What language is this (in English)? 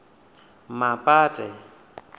Venda